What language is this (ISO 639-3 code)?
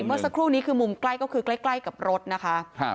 tha